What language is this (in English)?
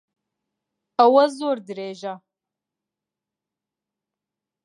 Central Kurdish